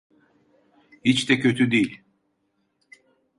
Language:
Turkish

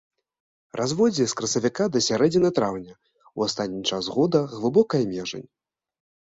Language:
Belarusian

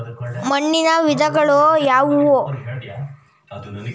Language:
Kannada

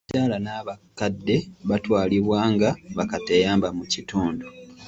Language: Ganda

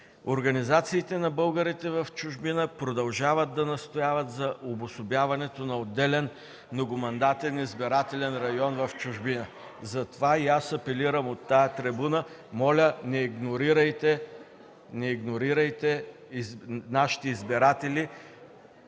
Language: Bulgarian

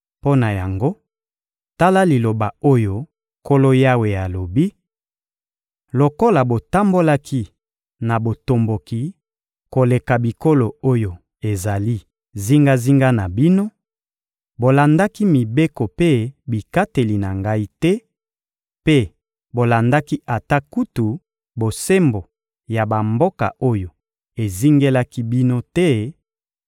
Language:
Lingala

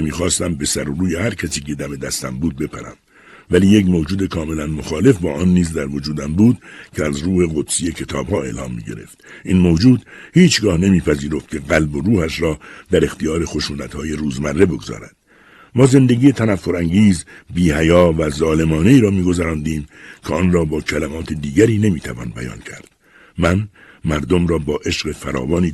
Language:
Persian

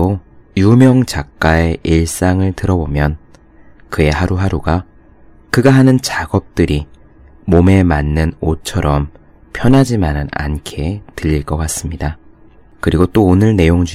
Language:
Korean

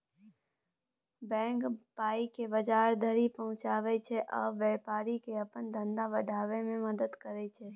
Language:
Maithili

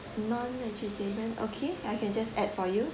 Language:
English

